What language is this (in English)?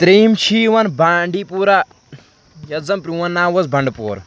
Kashmiri